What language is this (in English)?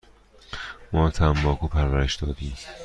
Persian